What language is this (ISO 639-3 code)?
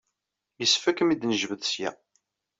kab